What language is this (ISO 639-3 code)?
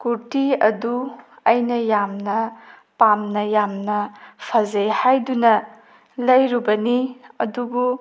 mni